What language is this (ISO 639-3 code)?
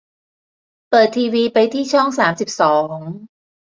tha